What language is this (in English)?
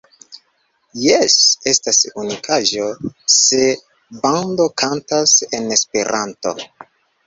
Esperanto